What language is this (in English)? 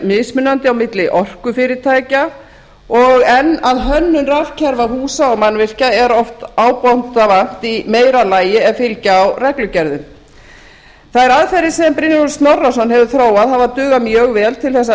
Icelandic